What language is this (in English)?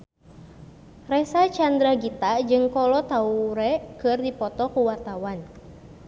Sundanese